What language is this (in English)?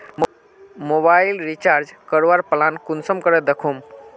Magahi